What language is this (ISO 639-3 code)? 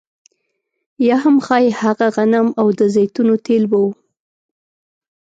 pus